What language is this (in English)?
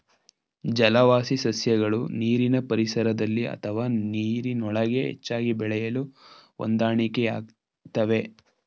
Kannada